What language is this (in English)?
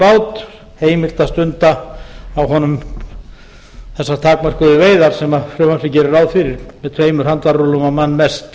Icelandic